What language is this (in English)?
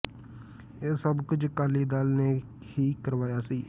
Punjabi